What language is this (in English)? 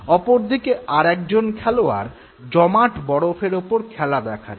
Bangla